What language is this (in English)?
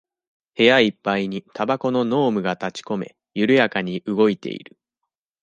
Japanese